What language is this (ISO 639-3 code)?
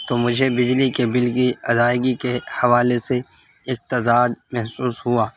urd